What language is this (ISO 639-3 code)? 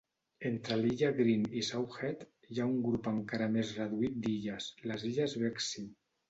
cat